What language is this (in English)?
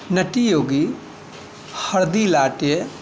Maithili